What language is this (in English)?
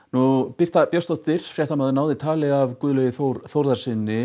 Icelandic